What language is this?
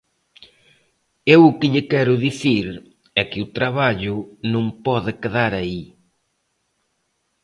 Galician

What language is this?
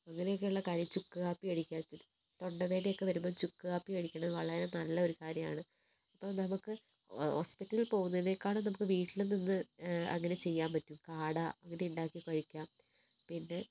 Malayalam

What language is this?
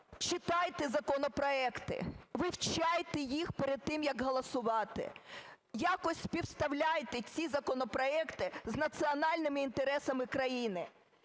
Ukrainian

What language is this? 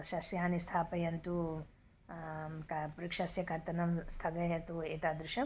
Sanskrit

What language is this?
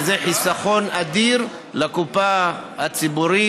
Hebrew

